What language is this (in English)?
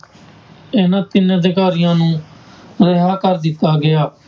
Punjabi